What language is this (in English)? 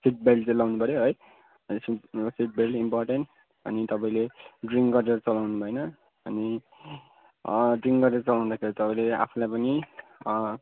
Nepali